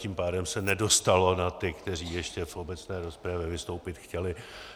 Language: Czech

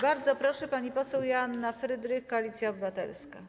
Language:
Polish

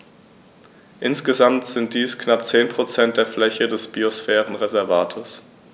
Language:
German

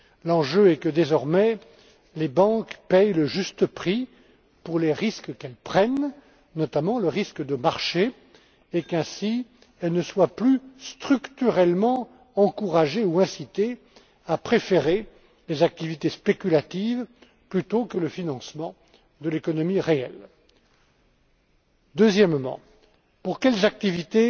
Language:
French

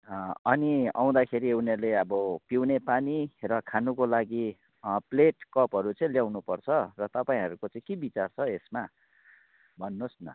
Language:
Nepali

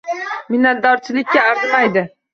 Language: Uzbek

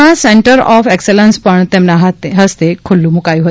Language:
Gujarati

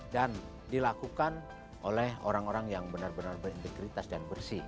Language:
Indonesian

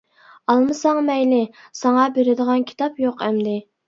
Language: Uyghur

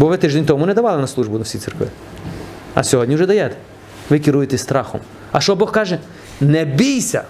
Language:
Ukrainian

